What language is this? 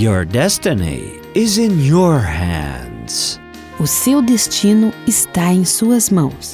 Portuguese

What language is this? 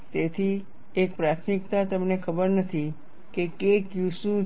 Gujarati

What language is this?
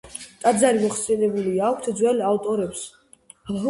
Georgian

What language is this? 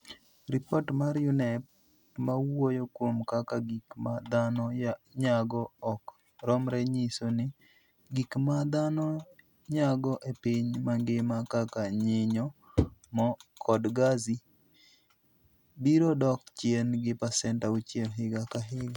Luo (Kenya and Tanzania)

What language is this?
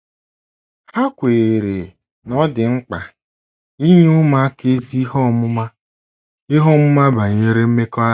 Igbo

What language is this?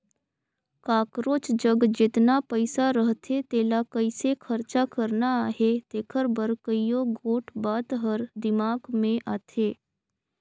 Chhattisgarhi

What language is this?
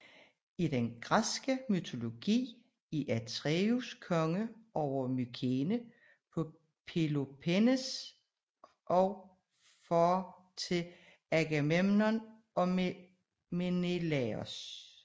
Danish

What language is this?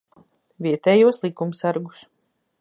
Latvian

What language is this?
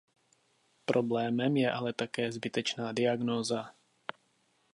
Czech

